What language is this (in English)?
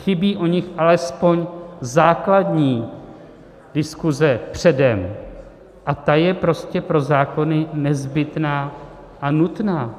Czech